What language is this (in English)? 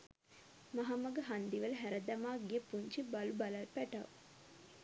Sinhala